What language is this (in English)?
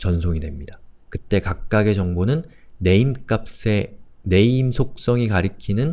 Korean